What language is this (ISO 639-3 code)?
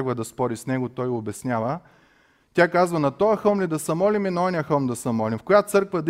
bul